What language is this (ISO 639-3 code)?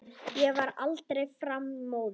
isl